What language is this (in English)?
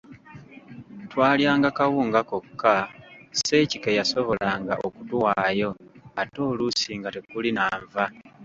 Ganda